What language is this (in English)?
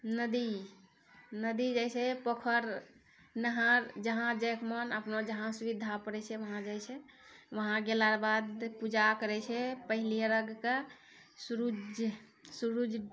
Maithili